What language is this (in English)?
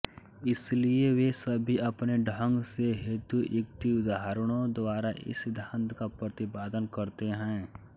Hindi